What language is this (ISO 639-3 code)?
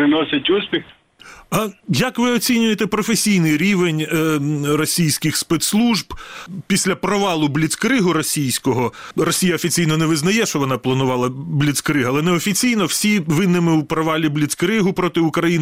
ukr